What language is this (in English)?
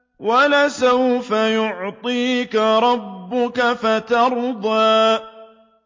Arabic